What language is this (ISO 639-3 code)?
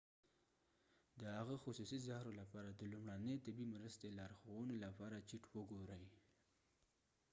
pus